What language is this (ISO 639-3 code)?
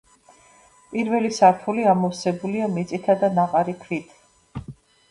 kat